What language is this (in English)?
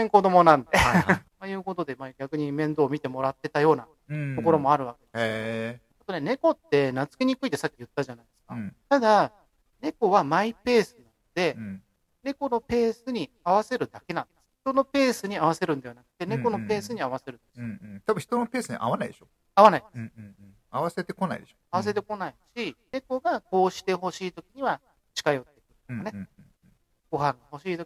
Japanese